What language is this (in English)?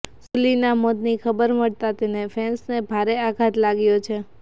Gujarati